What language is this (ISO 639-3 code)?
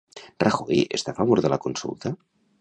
cat